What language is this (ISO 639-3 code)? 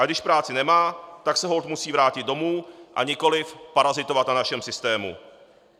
ces